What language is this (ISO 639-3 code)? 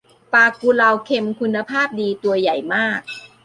tha